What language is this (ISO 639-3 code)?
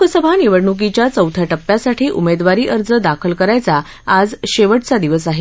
mar